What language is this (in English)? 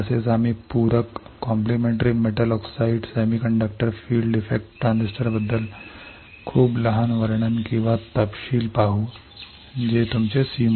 Marathi